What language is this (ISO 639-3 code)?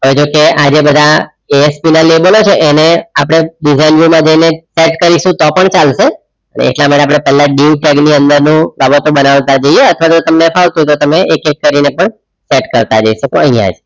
guj